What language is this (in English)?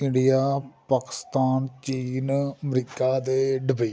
Punjabi